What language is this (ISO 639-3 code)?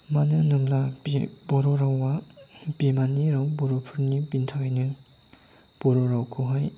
brx